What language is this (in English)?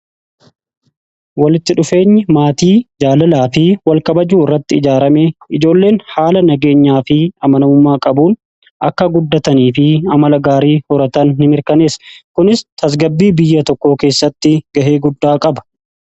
Oromo